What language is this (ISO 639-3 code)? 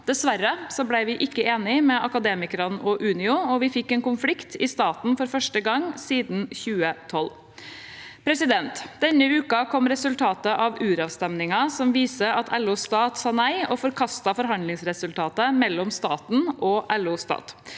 nor